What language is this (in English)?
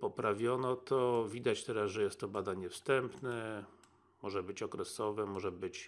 Polish